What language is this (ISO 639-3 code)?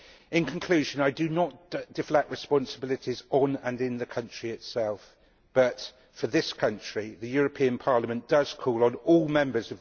eng